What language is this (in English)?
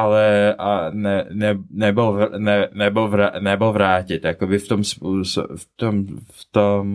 Czech